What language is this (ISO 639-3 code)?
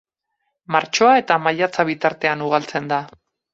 eus